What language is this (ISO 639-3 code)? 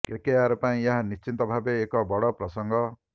ori